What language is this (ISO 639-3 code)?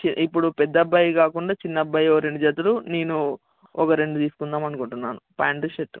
tel